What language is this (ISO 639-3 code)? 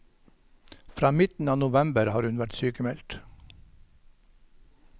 nor